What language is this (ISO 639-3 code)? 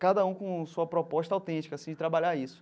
por